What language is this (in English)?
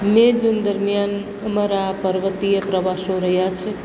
Gujarati